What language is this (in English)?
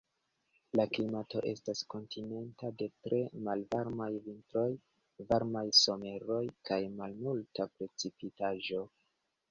Esperanto